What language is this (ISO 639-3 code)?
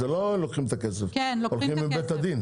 heb